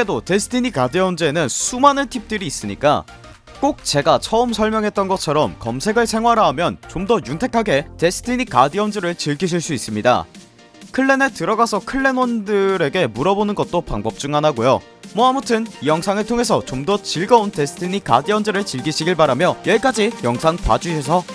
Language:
Korean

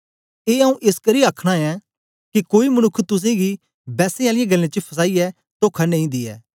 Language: Dogri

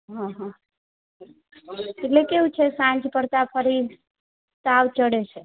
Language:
Gujarati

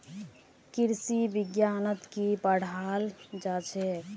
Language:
Magahi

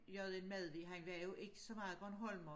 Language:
Danish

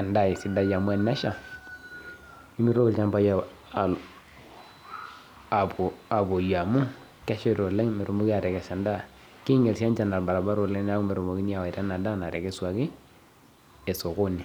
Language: Masai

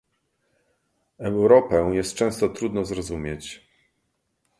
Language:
Polish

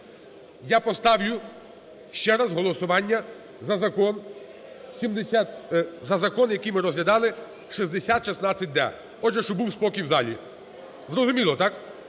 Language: Ukrainian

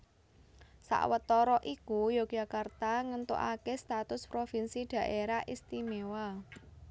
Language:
Javanese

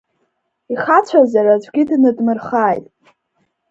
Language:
Abkhazian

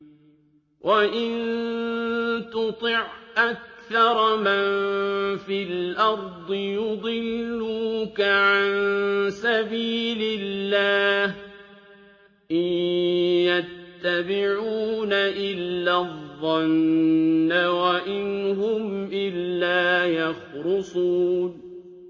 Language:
Arabic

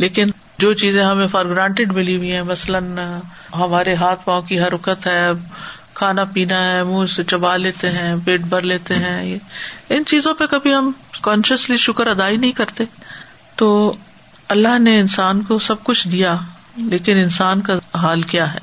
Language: Urdu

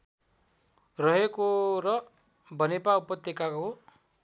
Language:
Nepali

